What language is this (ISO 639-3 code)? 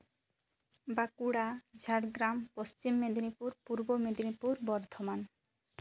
sat